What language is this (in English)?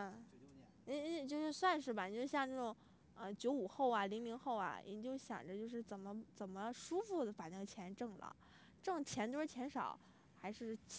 Chinese